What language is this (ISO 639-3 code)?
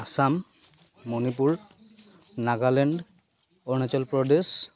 asm